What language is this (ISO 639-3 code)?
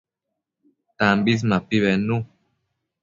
mcf